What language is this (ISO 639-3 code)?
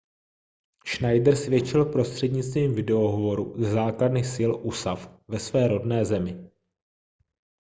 ces